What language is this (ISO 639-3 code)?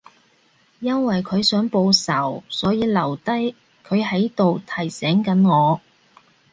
yue